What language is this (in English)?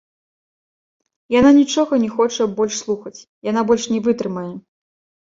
Belarusian